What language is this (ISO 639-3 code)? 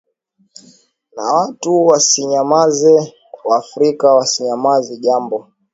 swa